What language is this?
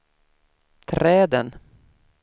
Swedish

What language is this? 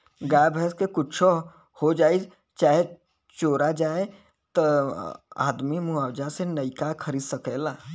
Bhojpuri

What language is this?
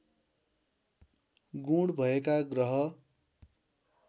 Nepali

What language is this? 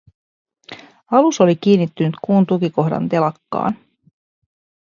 Finnish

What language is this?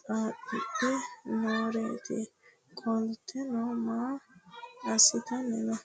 Sidamo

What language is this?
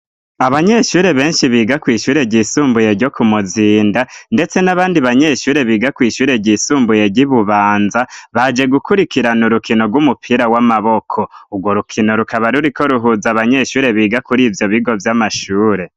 Rundi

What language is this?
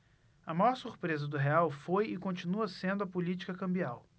Portuguese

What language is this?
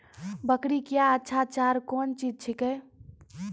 Maithili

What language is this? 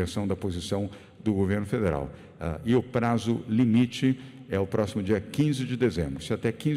Portuguese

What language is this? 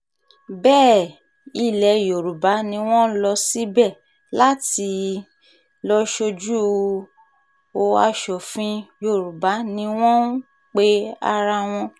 Yoruba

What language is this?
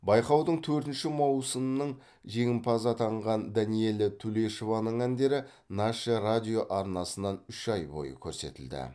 Kazakh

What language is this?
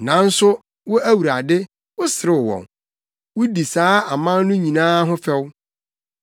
Akan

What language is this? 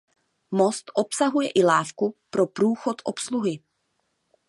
Czech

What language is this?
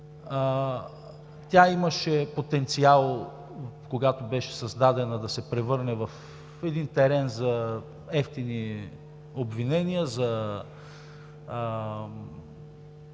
Bulgarian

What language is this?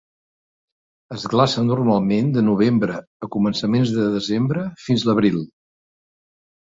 Catalan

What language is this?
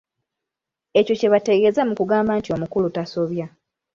Ganda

